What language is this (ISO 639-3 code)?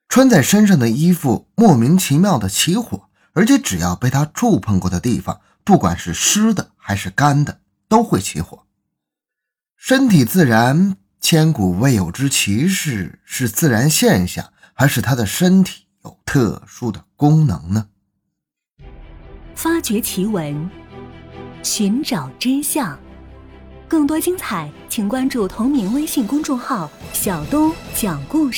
zho